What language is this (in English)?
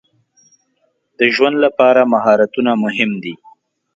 Pashto